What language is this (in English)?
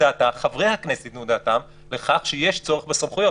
Hebrew